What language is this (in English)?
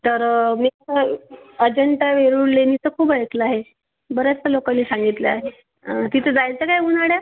Marathi